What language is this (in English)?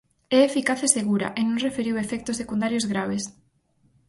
Galician